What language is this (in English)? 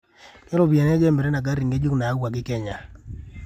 Masai